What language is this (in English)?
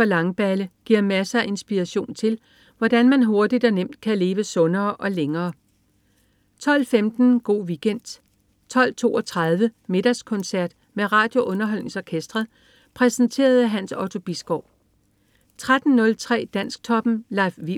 Danish